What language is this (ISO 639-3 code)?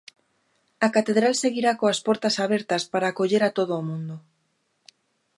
glg